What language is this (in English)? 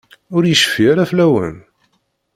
Kabyle